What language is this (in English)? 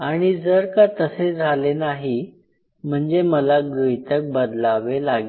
Marathi